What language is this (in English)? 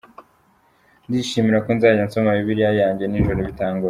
Kinyarwanda